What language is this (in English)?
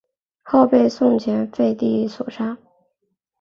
Chinese